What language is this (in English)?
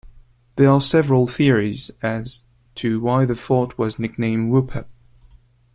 English